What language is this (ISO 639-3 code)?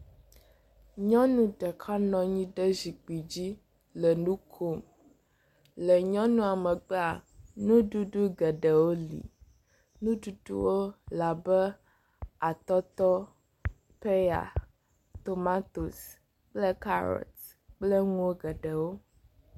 ewe